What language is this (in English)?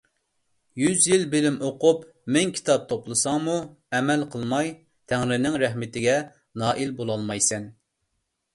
Uyghur